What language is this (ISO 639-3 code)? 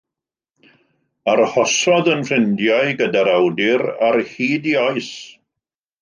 cym